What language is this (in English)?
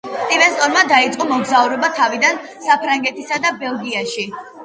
Georgian